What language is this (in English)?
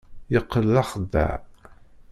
Kabyle